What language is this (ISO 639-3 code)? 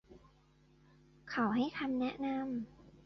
tha